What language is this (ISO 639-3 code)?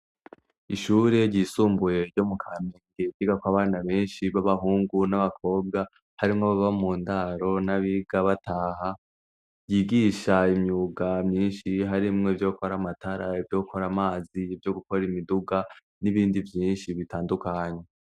run